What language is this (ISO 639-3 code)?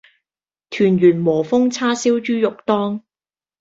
yue